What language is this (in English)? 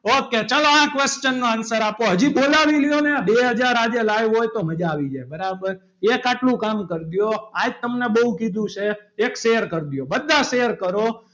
Gujarati